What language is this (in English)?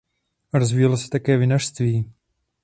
Czech